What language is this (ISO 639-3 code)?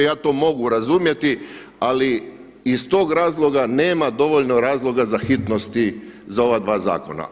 hrv